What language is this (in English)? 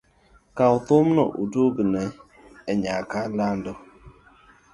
Luo (Kenya and Tanzania)